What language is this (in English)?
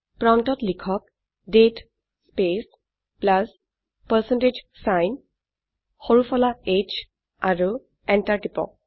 Assamese